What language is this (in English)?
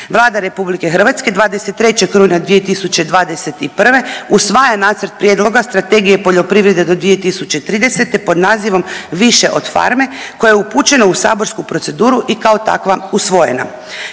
Croatian